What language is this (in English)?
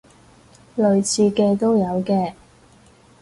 Cantonese